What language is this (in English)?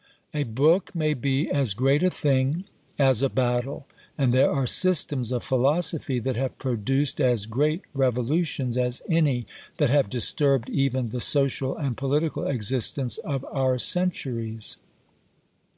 English